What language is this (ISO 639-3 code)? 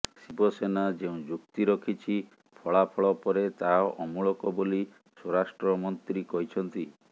ori